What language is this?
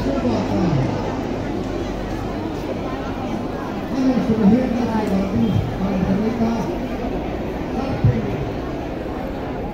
Marathi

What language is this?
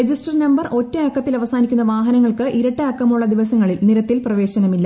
Malayalam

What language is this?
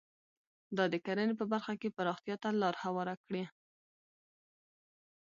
Pashto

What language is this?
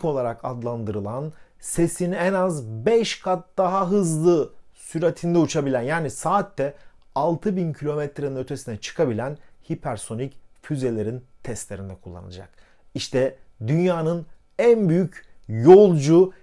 Turkish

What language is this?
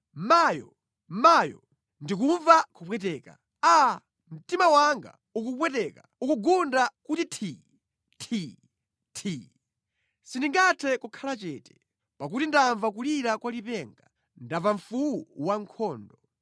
Nyanja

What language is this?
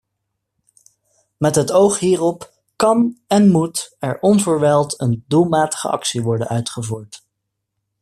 Dutch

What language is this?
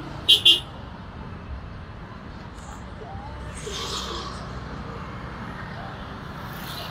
Filipino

